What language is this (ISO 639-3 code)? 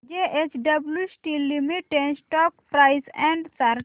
mar